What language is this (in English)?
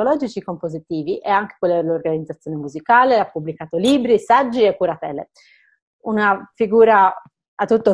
Italian